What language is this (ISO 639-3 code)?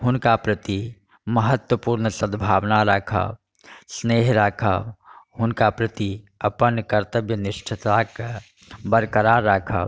mai